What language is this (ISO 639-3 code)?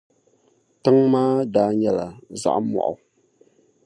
dag